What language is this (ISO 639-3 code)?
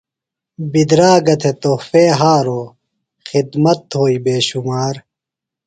phl